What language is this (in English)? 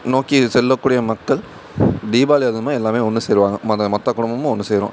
Tamil